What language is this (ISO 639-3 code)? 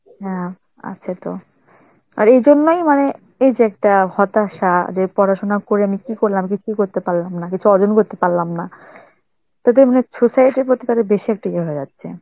ben